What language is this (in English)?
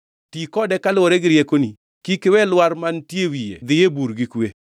Luo (Kenya and Tanzania)